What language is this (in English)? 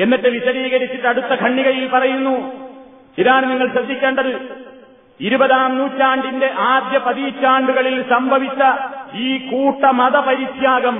Malayalam